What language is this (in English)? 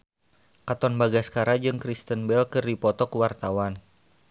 Sundanese